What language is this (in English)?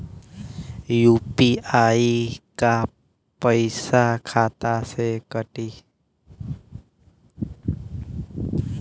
Bhojpuri